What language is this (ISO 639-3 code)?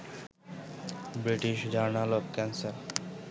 ben